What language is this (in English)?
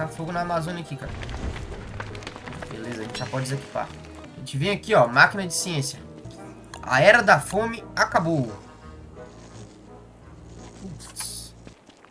Portuguese